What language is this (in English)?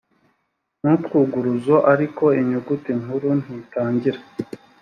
Kinyarwanda